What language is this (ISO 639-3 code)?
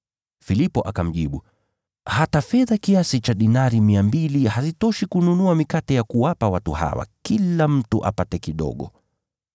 swa